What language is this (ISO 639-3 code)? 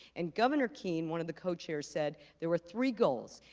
eng